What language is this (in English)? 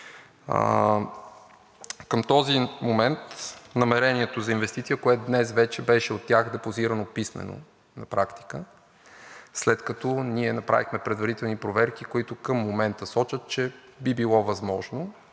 Bulgarian